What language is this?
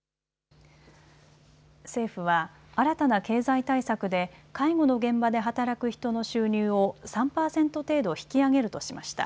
Japanese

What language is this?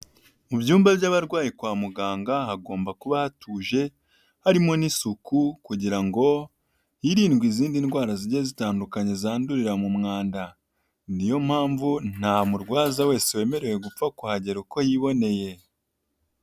Kinyarwanda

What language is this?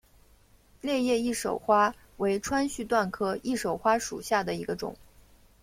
Chinese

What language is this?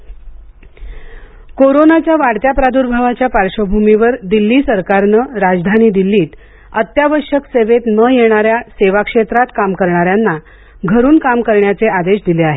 Marathi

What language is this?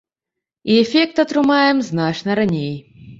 Belarusian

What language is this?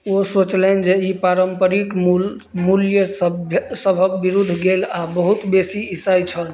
Maithili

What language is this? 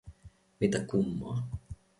Finnish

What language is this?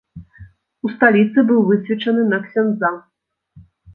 Belarusian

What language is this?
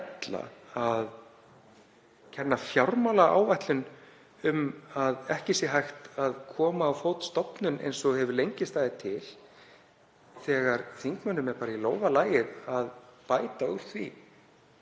Icelandic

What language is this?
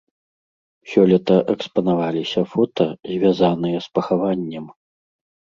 Belarusian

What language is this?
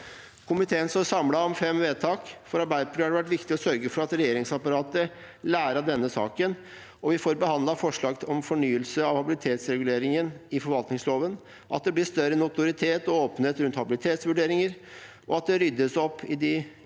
Norwegian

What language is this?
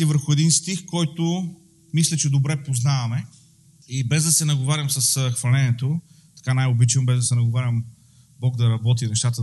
Bulgarian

